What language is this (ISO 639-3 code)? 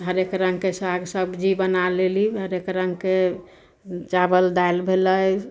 mai